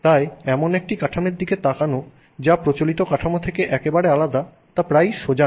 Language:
Bangla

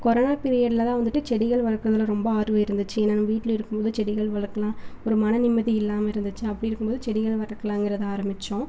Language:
Tamil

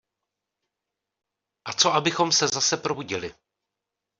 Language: Czech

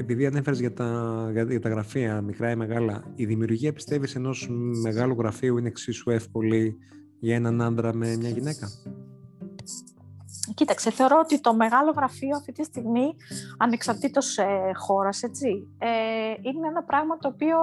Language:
Greek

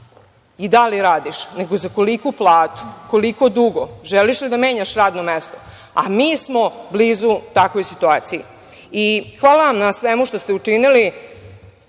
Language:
Serbian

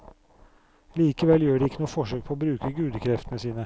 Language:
Norwegian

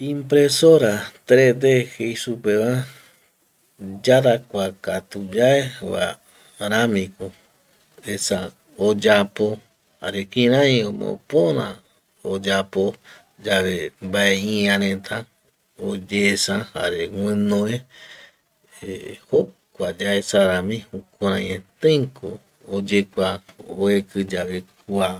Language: Eastern Bolivian Guaraní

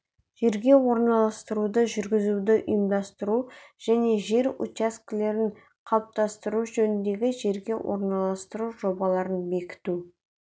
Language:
Kazakh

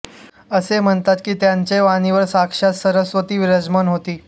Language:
Marathi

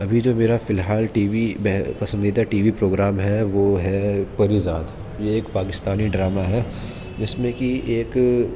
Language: Urdu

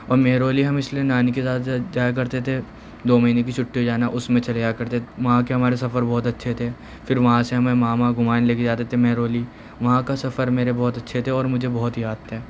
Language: Urdu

